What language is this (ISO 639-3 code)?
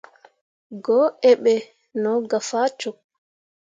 mua